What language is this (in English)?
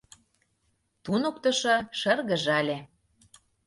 Mari